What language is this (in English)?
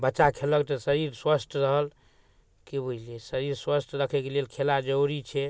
Maithili